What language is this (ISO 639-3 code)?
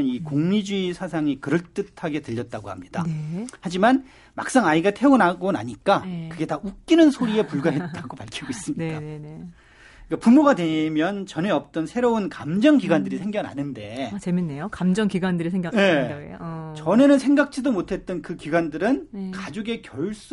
kor